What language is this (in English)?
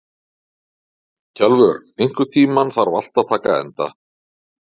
Icelandic